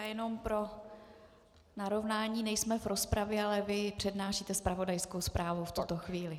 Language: Czech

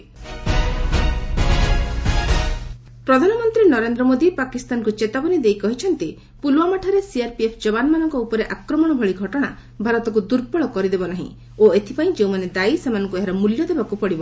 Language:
Odia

